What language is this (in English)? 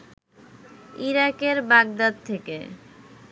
Bangla